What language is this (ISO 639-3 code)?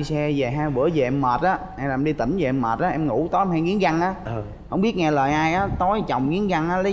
vie